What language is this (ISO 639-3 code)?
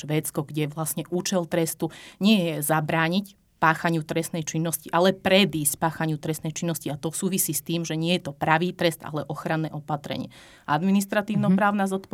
slk